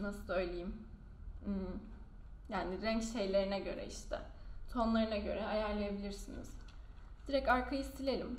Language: Turkish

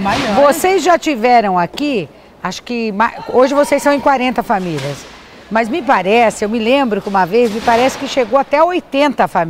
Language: Portuguese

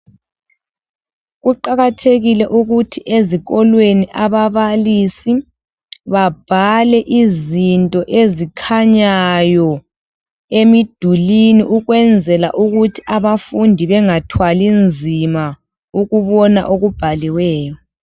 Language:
North Ndebele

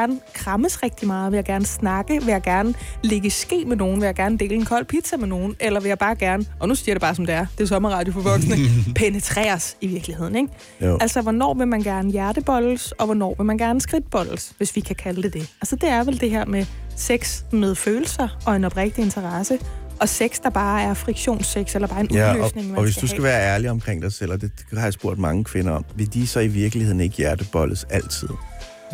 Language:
Danish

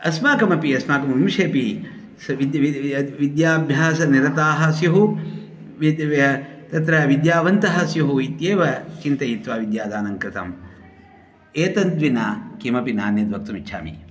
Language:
Sanskrit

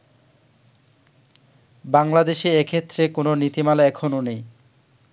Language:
Bangla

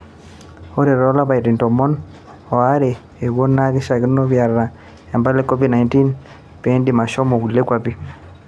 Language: Masai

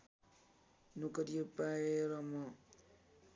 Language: Nepali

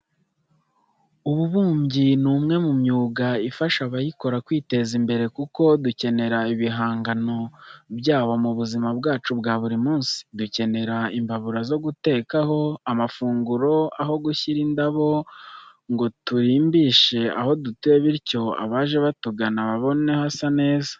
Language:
Kinyarwanda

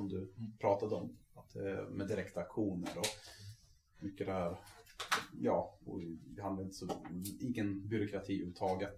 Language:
Swedish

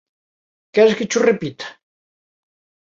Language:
Galician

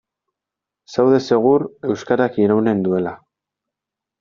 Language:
Basque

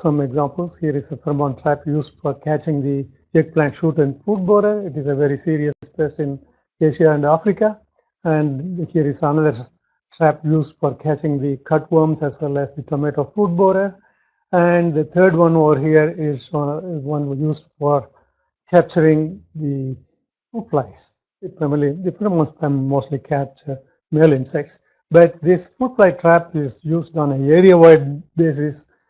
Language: English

